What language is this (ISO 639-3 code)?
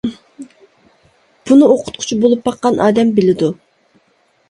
uig